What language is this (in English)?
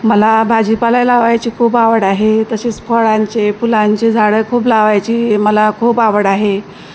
Marathi